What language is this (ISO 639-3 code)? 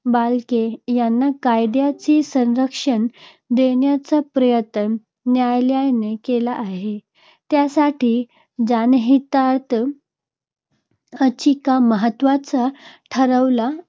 mar